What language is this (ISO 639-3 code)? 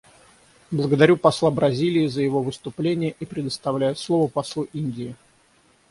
rus